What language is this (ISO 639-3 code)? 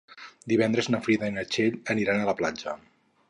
cat